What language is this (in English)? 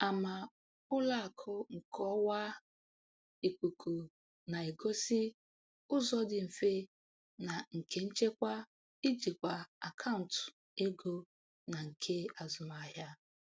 Igbo